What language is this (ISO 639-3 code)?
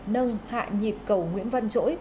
vie